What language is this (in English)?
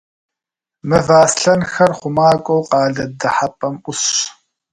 Kabardian